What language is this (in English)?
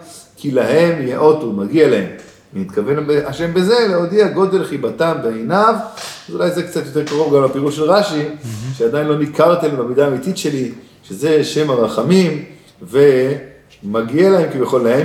Hebrew